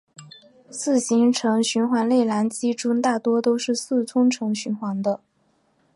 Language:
Chinese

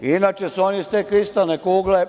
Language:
Serbian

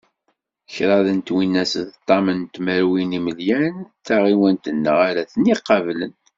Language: Kabyle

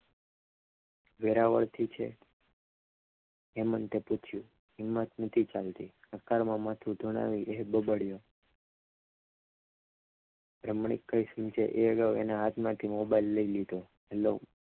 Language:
Gujarati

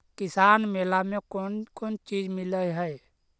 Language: Magahi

